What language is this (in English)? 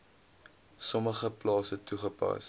Afrikaans